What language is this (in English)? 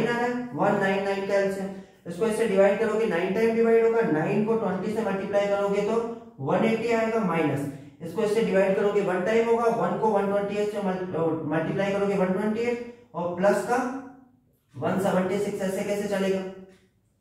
Hindi